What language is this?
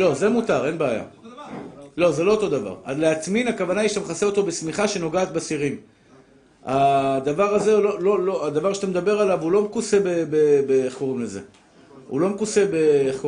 Hebrew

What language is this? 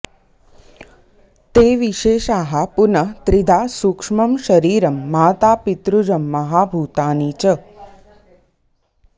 Sanskrit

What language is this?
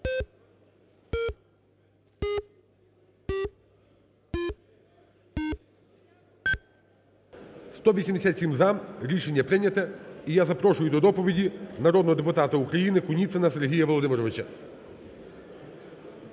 Ukrainian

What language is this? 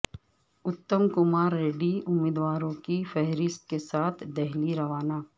Urdu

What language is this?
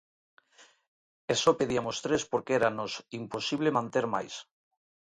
Galician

